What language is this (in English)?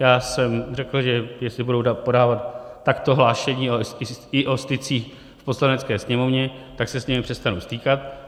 Czech